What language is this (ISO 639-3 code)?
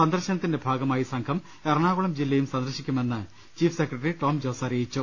mal